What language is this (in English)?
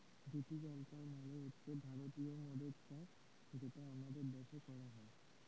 Bangla